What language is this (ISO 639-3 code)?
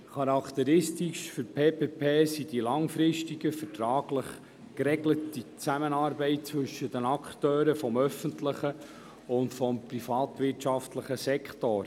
gsw